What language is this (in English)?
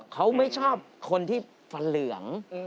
Thai